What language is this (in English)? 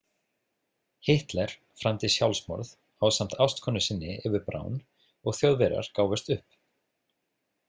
Icelandic